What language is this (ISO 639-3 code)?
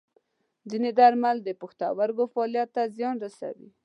pus